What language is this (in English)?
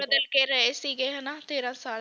Punjabi